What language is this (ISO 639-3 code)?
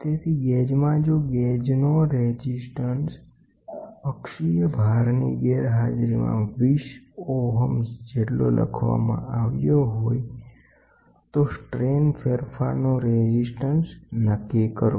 guj